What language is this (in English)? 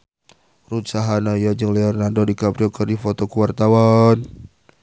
Sundanese